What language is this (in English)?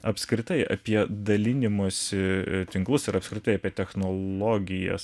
Lithuanian